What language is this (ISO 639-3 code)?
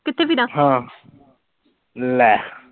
pan